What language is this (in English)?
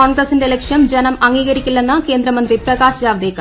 Malayalam